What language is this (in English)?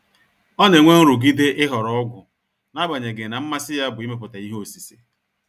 Igbo